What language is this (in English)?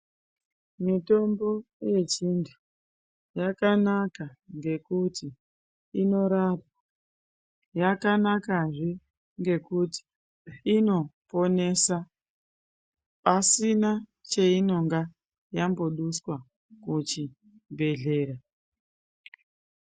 Ndau